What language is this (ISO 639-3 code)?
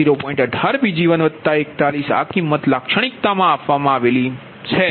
guj